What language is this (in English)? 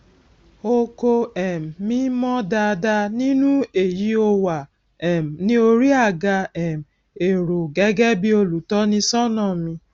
Yoruba